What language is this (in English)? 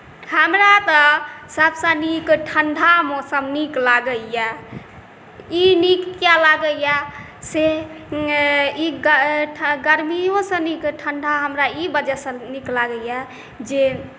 Maithili